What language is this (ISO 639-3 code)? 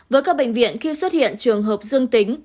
vie